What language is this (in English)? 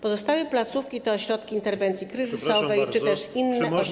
Polish